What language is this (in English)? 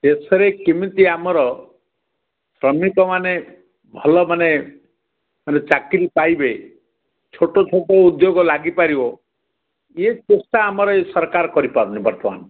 Odia